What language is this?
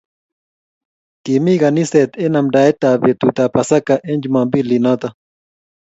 Kalenjin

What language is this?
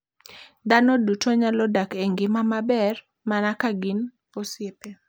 Luo (Kenya and Tanzania)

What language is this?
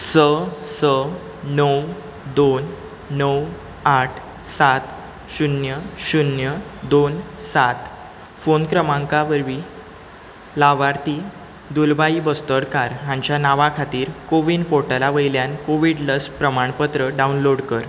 Konkani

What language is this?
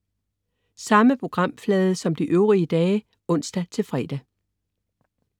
Danish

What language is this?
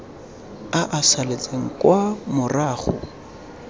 Tswana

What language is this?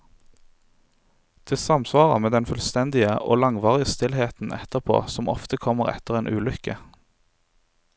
Norwegian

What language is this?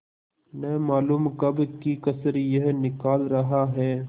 Hindi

